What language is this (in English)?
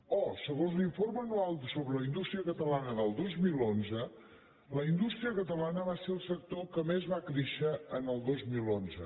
Catalan